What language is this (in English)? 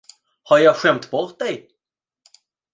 Swedish